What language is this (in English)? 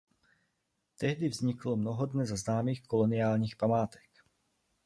Czech